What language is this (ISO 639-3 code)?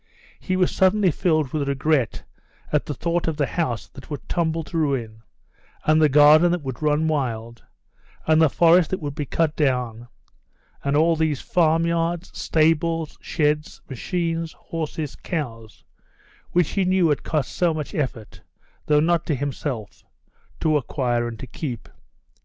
eng